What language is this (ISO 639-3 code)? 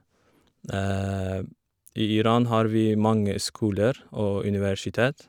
nor